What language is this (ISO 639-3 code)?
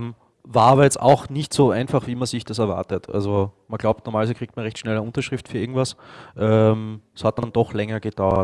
deu